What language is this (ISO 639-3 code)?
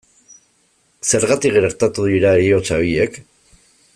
eus